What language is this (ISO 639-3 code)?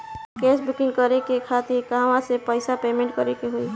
bho